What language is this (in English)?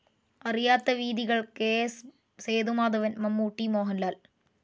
Malayalam